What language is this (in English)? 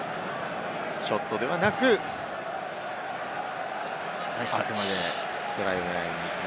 Japanese